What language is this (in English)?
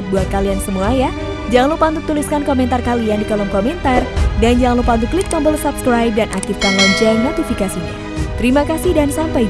Indonesian